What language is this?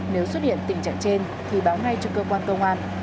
Vietnamese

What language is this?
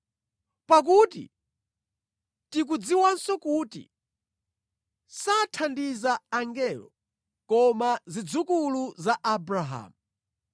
Nyanja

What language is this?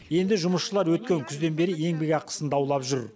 Kazakh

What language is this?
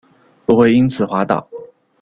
Chinese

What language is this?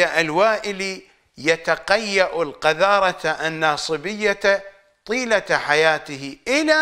Arabic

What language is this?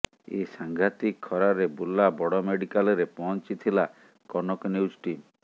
Odia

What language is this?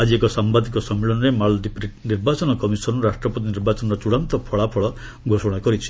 Odia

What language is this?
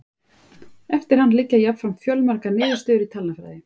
Icelandic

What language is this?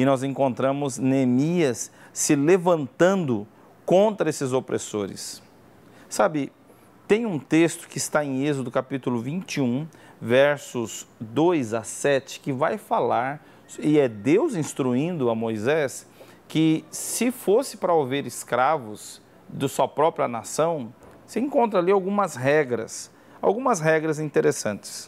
Portuguese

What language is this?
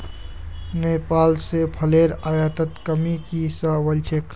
Magahi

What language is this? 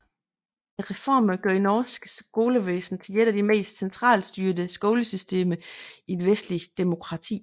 Danish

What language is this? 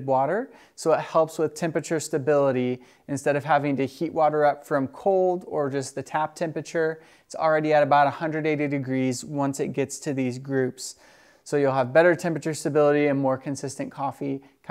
English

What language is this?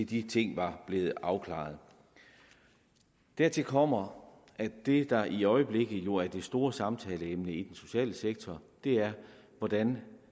Danish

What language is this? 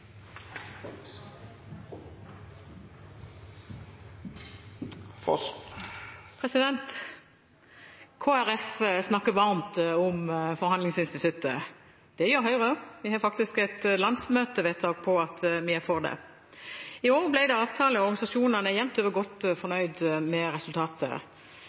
Norwegian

